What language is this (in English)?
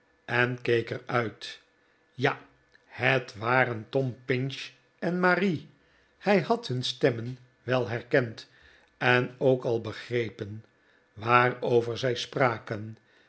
Dutch